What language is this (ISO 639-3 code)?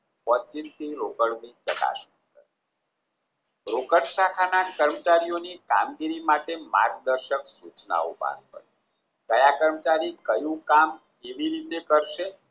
guj